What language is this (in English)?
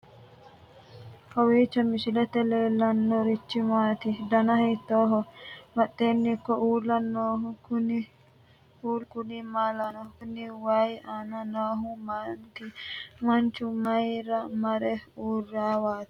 Sidamo